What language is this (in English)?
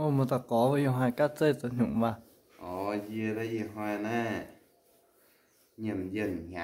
Vietnamese